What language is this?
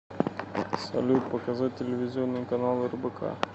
Russian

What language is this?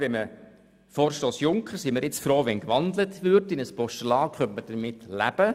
Swiss German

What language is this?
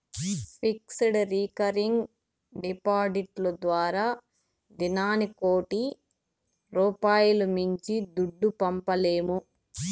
Telugu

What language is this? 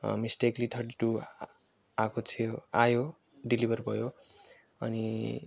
Nepali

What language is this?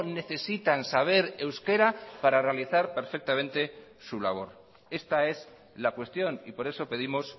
Spanish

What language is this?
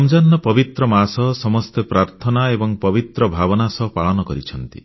Odia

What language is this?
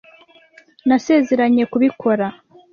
Kinyarwanda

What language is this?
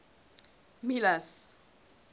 Southern Sotho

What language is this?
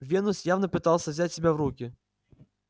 Russian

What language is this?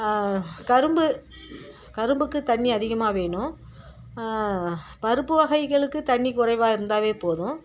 Tamil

